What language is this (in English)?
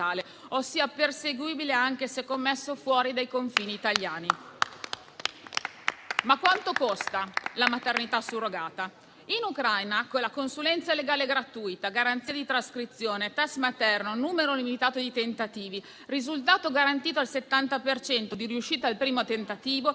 Italian